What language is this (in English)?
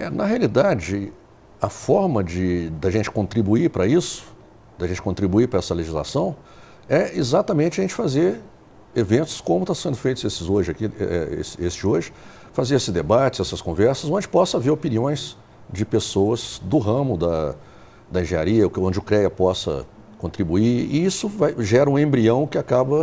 Portuguese